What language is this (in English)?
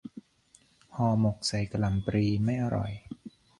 Thai